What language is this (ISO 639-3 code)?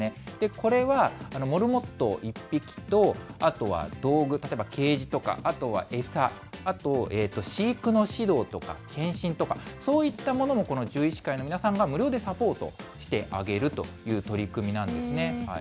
jpn